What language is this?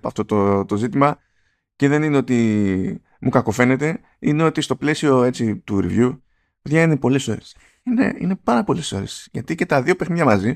Greek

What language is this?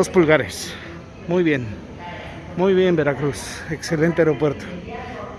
Spanish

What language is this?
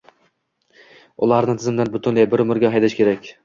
Uzbek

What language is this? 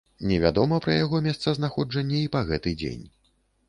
Belarusian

